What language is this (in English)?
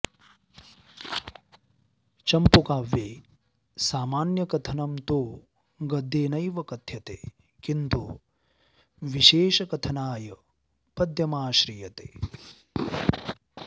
Sanskrit